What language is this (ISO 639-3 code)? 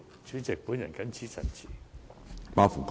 yue